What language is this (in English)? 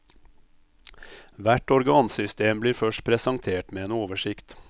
Norwegian